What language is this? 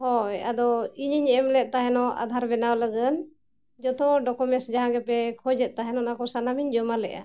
Santali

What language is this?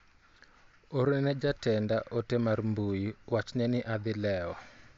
Luo (Kenya and Tanzania)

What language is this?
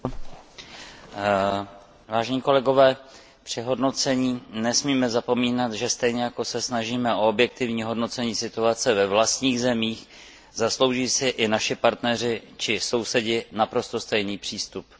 Czech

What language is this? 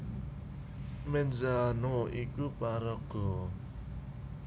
Javanese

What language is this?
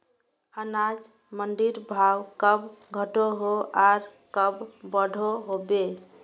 Magahi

